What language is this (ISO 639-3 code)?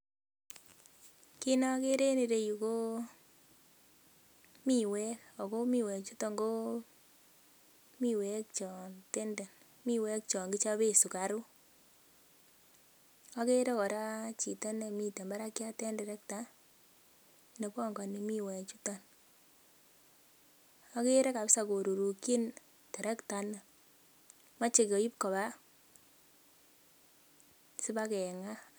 kln